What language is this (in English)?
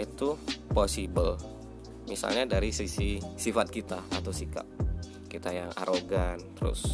Indonesian